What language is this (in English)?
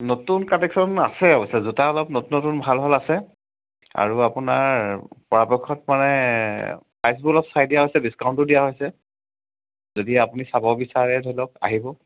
Assamese